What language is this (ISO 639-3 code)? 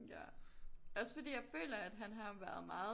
dan